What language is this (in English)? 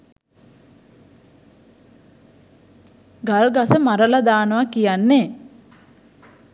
Sinhala